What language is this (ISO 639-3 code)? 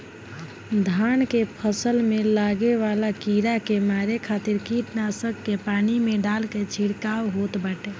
bho